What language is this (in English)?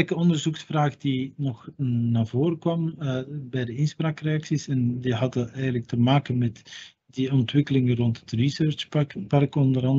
Dutch